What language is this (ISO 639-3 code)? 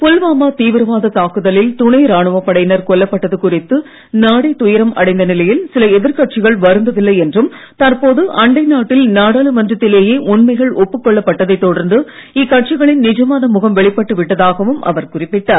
tam